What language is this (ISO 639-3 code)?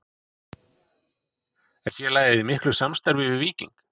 isl